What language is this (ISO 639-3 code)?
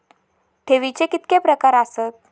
mar